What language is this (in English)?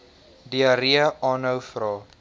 Afrikaans